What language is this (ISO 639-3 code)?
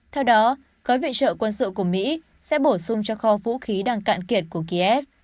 vie